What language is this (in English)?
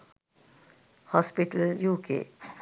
Sinhala